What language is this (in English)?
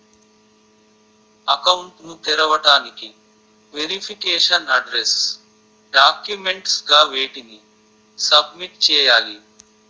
Telugu